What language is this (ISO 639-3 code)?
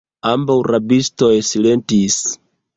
epo